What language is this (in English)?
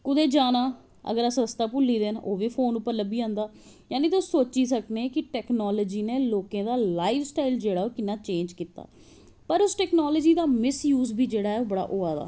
Dogri